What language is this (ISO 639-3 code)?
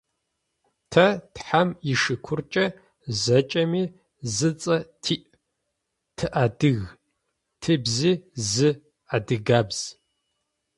ady